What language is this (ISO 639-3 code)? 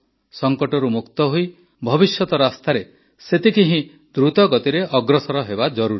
ori